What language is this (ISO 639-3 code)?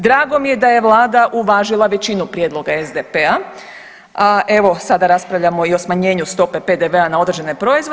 hrv